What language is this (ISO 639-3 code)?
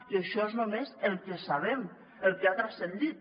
cat